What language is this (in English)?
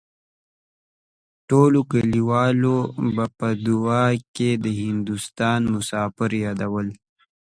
Pashto